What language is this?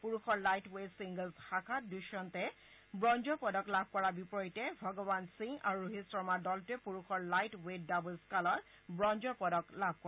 Assamese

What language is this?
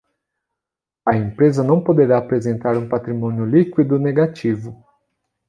Portuguese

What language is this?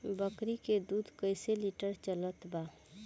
Bhojpuri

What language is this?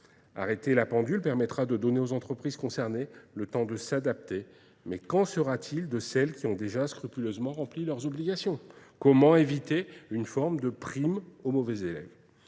French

